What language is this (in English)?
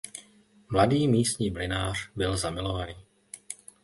Czech